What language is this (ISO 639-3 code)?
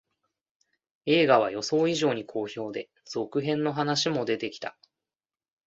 jpn